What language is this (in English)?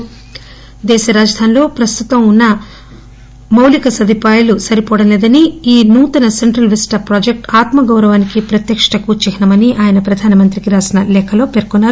Telugu